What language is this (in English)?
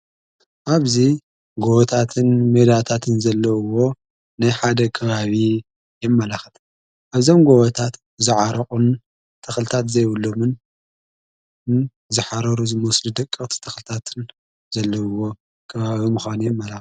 Tigrinya